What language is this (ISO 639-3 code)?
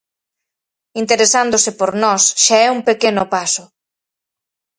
glg